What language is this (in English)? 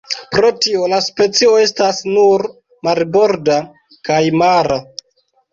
Esperanto